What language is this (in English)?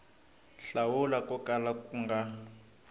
Tsonga